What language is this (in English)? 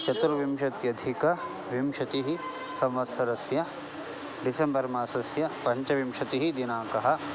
Sanskrit